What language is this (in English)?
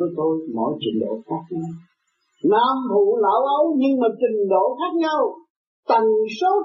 Vietnamese